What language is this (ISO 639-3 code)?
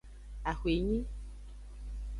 ajg